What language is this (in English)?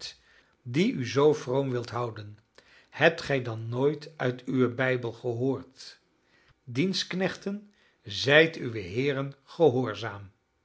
Dutch